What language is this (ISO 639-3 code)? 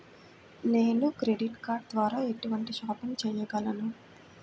tel